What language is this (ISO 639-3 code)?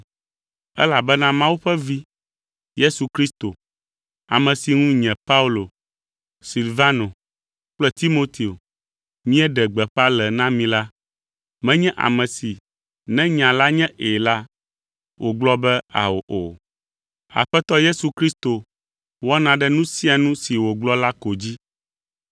ewe